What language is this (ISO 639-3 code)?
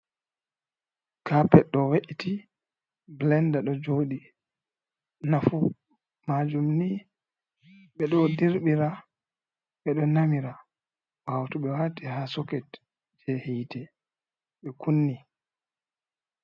ful